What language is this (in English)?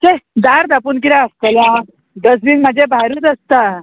Konkani